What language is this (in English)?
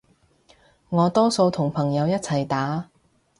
Cantonese